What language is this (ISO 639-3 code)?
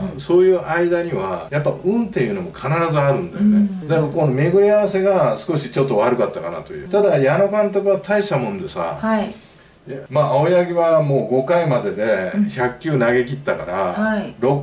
jpn